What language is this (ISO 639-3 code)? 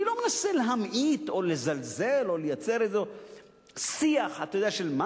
heb